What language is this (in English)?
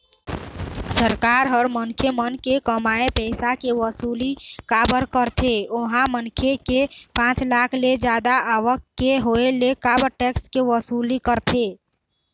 Chhattisgarhi